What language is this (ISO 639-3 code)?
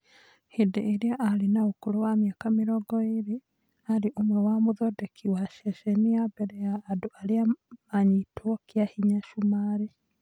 kik